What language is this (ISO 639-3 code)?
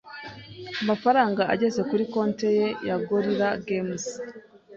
kin